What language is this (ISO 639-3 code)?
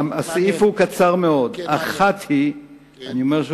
heb